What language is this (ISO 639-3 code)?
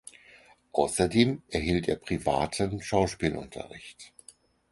deu